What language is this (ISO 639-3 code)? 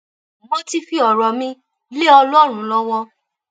yor